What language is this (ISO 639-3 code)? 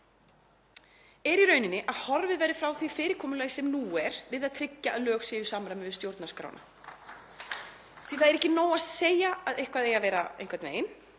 isl